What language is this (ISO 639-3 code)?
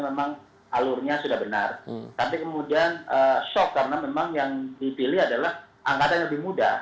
ind